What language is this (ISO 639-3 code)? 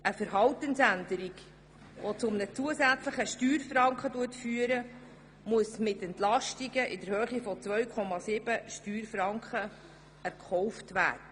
gsw